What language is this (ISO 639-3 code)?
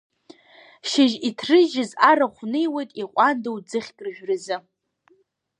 abk